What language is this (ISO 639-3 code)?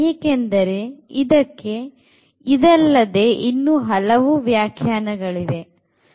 kan